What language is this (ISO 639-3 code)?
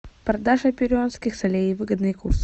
rus